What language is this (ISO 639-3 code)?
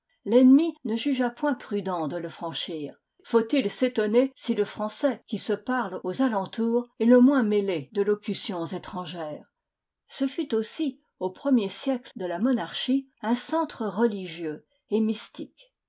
fra